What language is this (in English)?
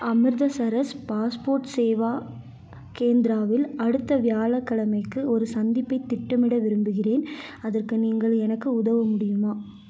Tamil